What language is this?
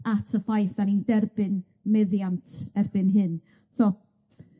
Welsh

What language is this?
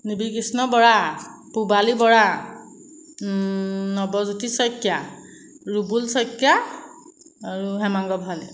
Assamese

